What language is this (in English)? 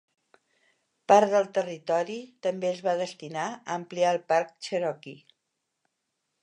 Catalan